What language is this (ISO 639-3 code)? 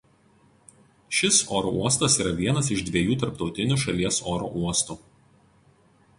lit